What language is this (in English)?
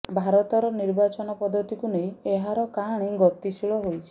Odia